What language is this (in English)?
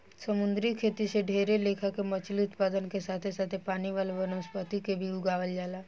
Bhojpuri